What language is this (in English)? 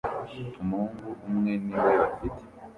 Kinyarwanda